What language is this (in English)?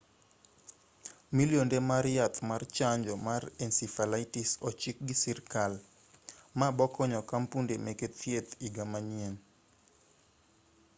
Luo (Kenya and Tanzania)